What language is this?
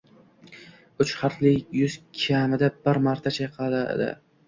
Uzbek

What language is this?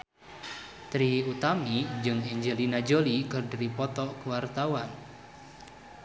Sundanese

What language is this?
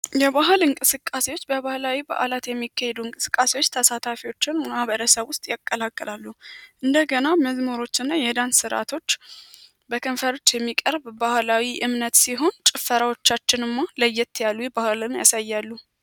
Amharic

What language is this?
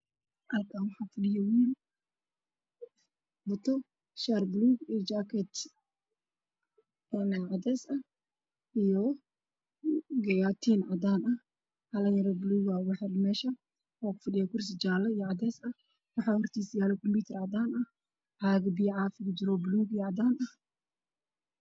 Somali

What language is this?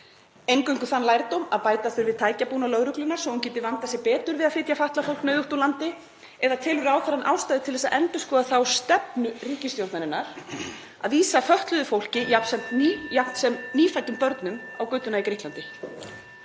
Icelandic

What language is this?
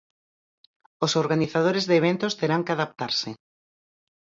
Galician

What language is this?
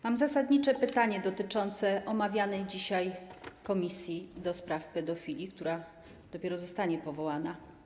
Polish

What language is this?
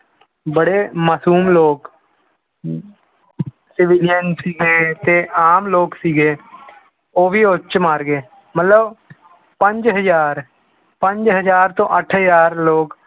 Punjabi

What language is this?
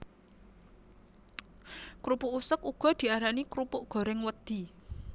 Javanese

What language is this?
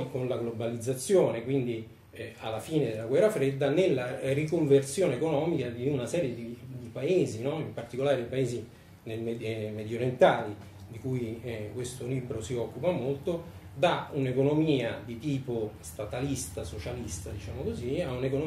Italian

